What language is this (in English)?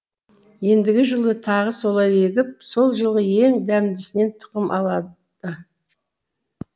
Kazakh